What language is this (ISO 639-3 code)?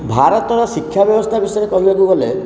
ori